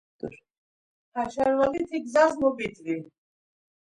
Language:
Laz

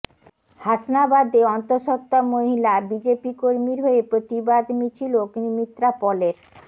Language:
Bangla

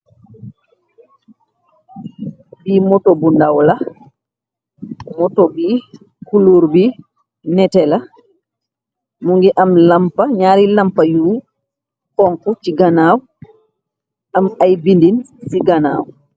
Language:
Wolof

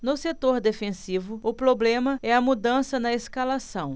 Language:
Portuguese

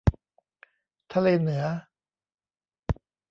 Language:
Thai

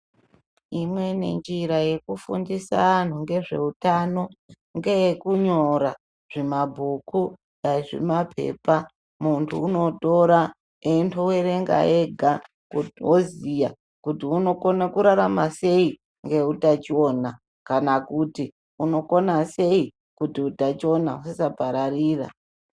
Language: Ndau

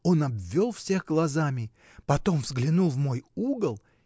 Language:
Russian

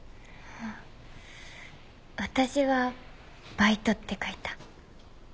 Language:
Japanese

